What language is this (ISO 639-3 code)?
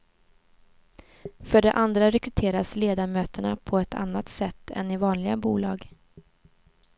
swe